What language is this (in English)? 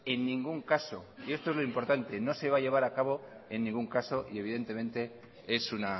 Spanish